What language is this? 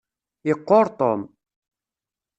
Kabyle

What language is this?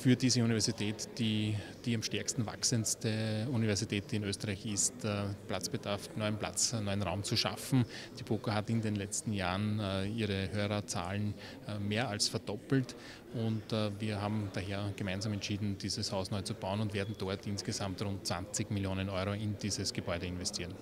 German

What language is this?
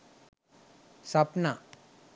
Sinhala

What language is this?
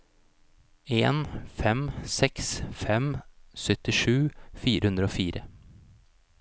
Norwegian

